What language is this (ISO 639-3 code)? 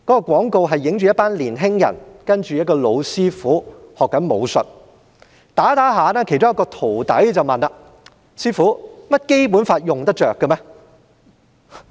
yue